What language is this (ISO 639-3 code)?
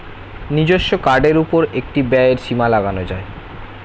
ben